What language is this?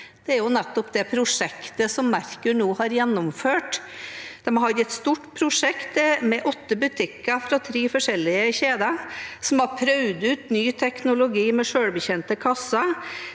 Norwegian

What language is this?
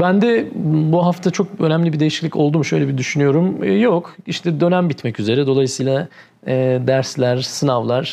Turkish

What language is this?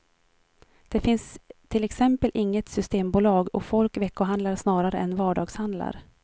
Swedish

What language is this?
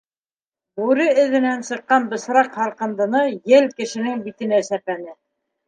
Bashkir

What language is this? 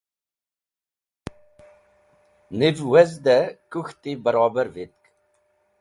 Wakhi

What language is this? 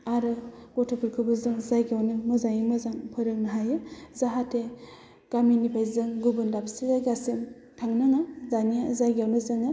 Bodo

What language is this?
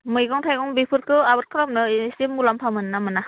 Bodo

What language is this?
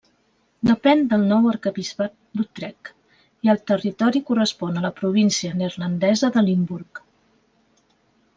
Catalan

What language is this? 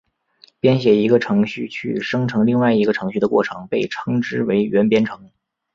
Chinese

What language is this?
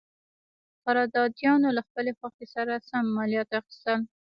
Pashto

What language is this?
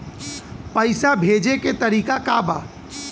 Bhojpuri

